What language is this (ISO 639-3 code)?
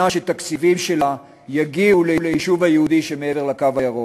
heb